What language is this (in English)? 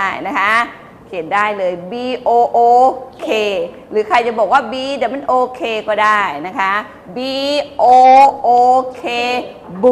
Thai